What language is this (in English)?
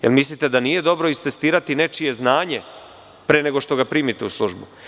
Serbian